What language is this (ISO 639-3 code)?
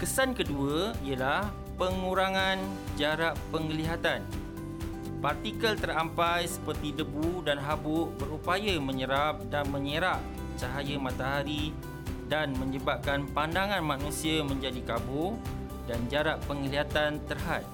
msa